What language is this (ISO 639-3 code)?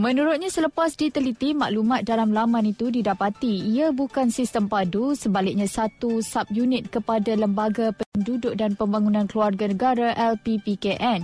msa